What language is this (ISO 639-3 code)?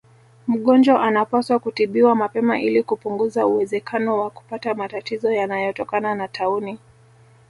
swa